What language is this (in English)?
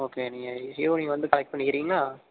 Tamil